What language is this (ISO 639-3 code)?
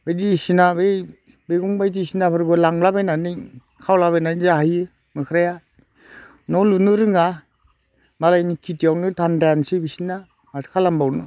brx